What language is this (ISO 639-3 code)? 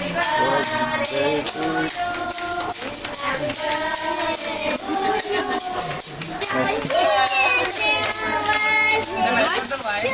rus